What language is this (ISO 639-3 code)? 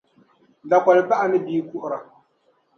dag